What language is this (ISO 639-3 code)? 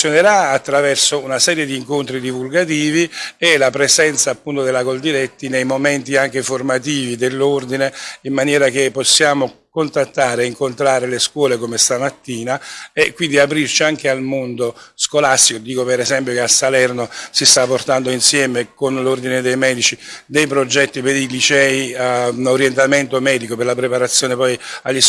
ita